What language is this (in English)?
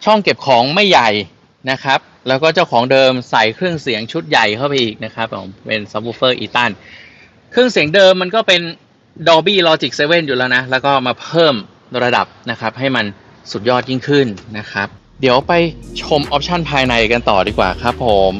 Thai